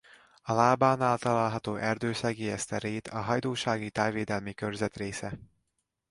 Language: Hungarian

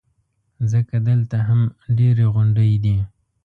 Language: Pashto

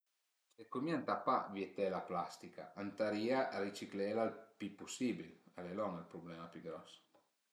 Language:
Piedmontese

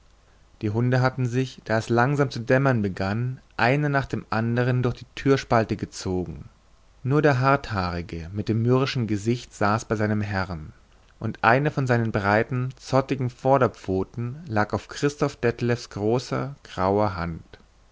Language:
German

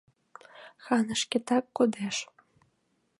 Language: Mari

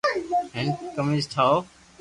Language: Loarki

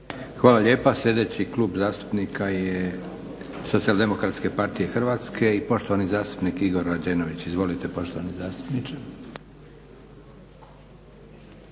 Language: Croatian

